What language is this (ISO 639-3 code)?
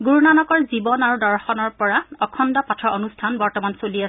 asm